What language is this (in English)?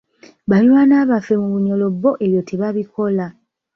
Ganda